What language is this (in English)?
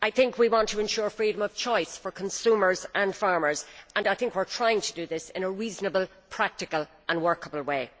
English